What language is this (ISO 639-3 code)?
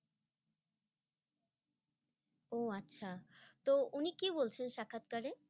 ben